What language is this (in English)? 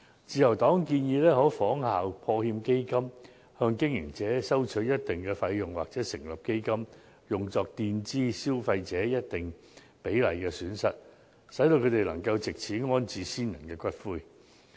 Cantonese